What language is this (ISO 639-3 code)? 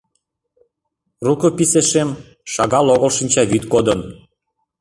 chm